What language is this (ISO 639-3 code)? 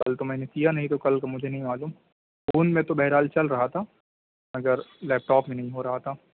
urd